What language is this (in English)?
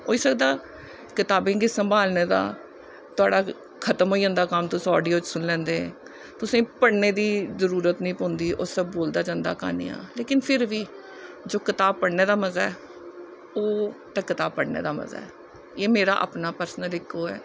Dogri